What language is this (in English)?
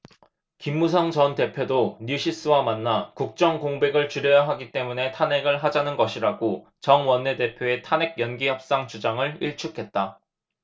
Korean